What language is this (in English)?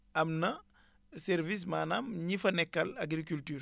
Wolof